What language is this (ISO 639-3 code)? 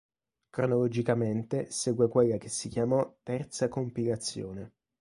ita